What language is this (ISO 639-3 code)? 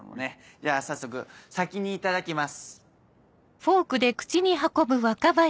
jpn